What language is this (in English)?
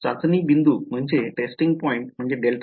Marathi